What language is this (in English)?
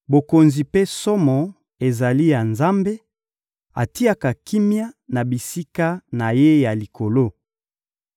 Lingala